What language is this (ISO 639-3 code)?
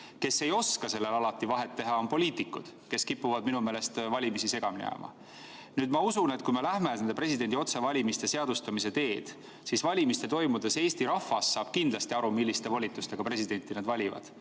est